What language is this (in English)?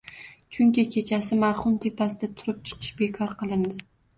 Uzbek